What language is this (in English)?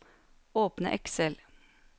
Norwegian